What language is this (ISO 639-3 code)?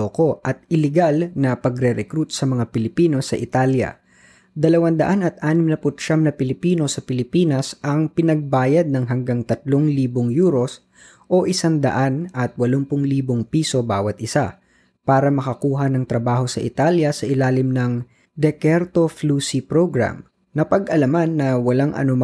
fil